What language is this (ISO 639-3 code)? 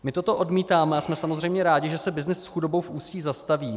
ces